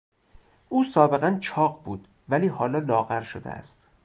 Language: Persian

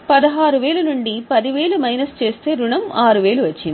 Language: Telugu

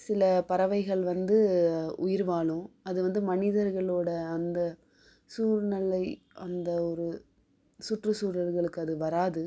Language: Tamil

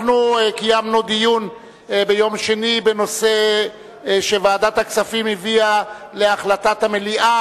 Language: Hebrew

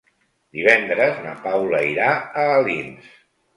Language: Catalan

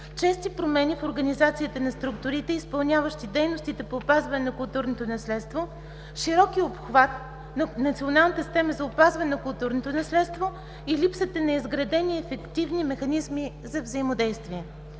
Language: Bulgarian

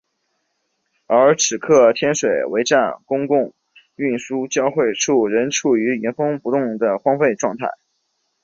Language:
Chinese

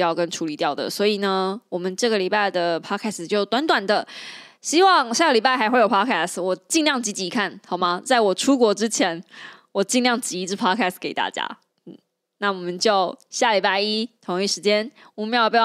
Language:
Chinese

